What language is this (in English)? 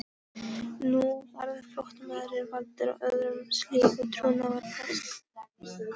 Icelandic